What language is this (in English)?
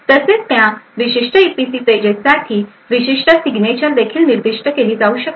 Marathi